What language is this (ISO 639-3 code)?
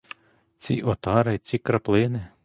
ukr